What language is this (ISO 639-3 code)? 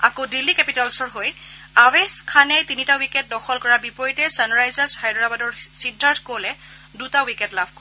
asm